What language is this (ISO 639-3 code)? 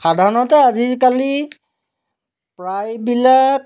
asm